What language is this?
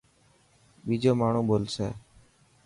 Dhatki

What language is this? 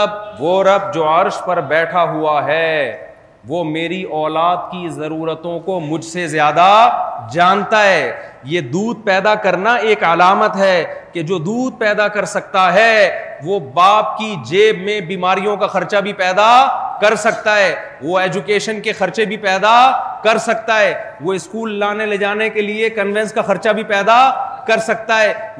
Urdu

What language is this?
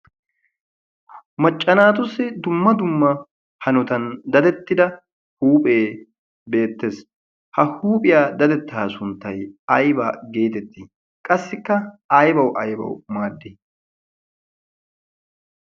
Wolaytta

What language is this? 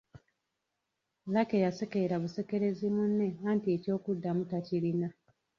Ganda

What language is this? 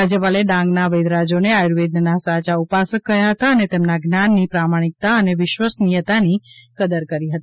Gujarati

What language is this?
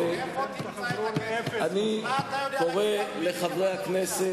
Hebrew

